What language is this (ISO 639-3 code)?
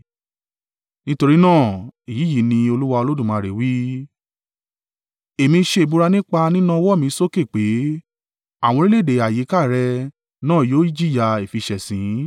yor